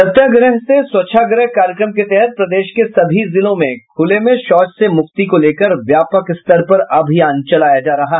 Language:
Hindi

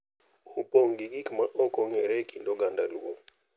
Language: Luo (Kenya and Tanzania)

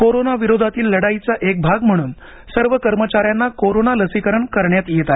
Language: Marathi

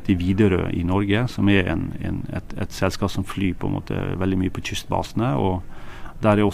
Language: Danish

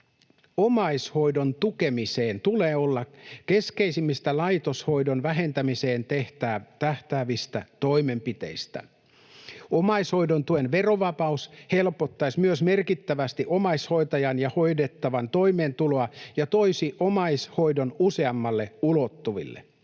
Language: Finnish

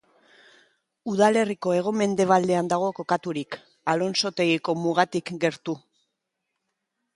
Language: Basque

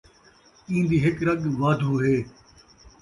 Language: Saraiki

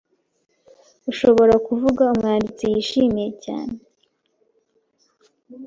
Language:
Kinyarwanda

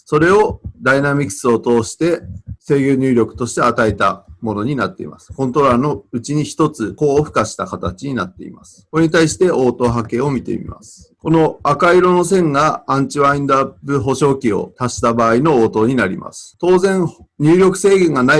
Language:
Japanese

